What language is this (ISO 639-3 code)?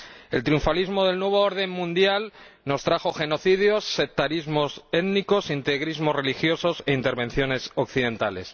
spa